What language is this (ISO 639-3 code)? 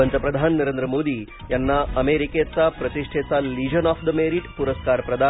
mar